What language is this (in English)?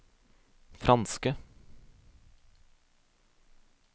Norwegian